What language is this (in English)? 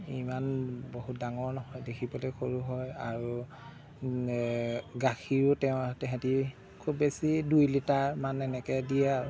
Assamese